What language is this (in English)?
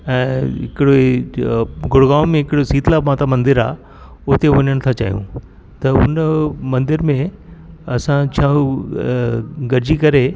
Sindhi